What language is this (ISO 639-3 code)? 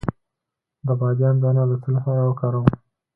pus